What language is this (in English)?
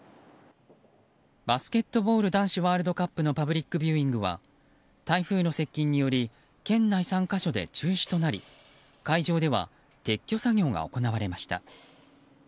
Japanese